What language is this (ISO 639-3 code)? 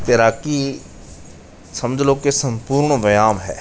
pan